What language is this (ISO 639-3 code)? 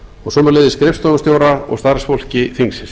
isl